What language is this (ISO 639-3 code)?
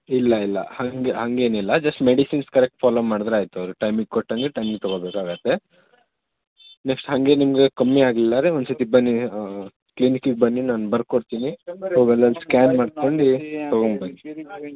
kan